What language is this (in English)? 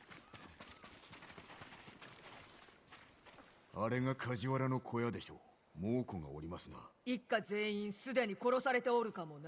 Japanese